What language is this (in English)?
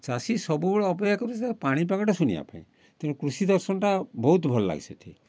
Odia